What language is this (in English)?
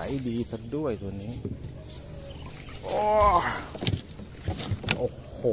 Thai